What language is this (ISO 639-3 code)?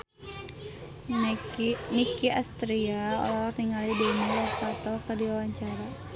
sun